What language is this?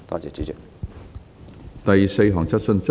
Cantonese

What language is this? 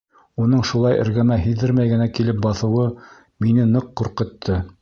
Bashkir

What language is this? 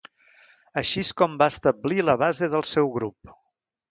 Catalan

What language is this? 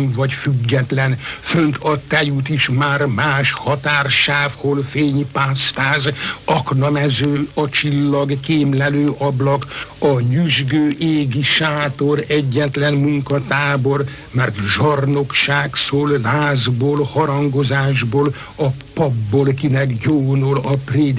Hungarian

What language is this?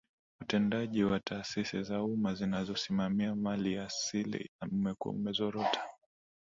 Swahili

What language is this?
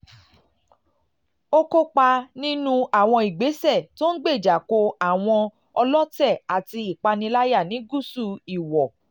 Yoruba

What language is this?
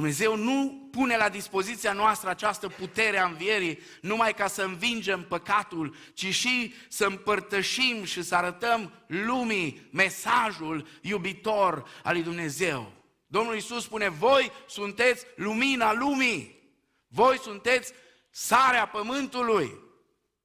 Romanian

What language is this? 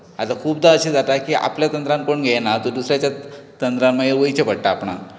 Konkani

